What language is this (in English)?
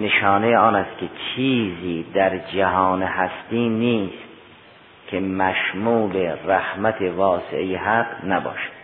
Persian